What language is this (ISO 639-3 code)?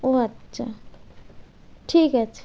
ben